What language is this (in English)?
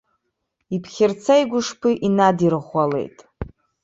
Abkhazian